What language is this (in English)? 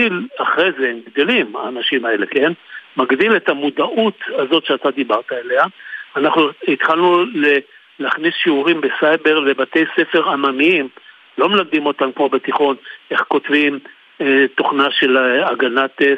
Hebrew